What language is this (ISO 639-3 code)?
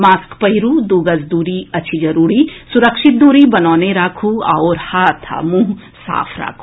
mai